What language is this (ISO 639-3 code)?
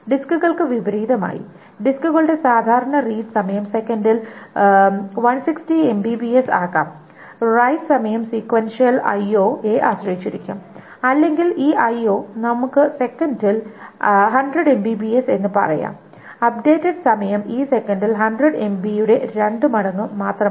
mal